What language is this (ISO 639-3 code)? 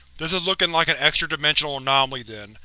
eng